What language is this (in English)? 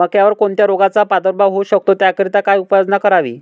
Marathi